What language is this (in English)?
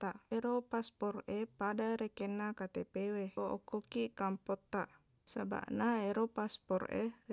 Buginese